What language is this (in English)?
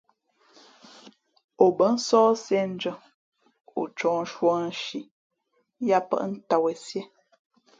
Fe'fe'